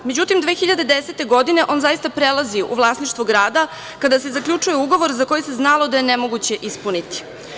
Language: Serbian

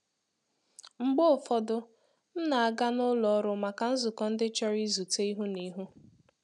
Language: Igbo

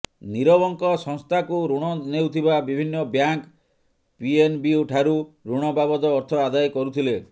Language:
Odia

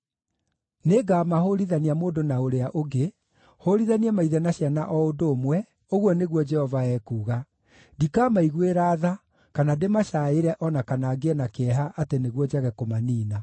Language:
Kikuyu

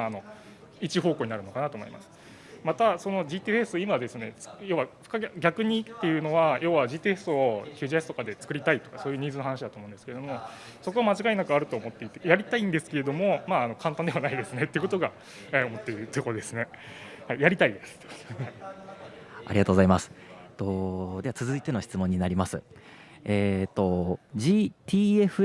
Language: Japanese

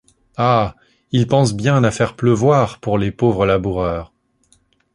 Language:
French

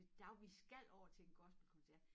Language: Danish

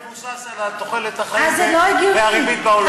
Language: Hebrew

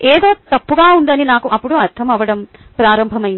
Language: Telugu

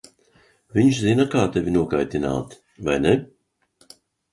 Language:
Latvian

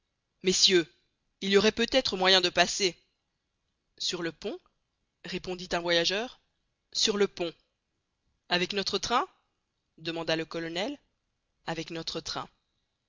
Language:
French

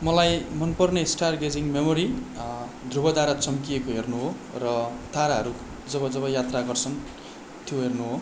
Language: Nepali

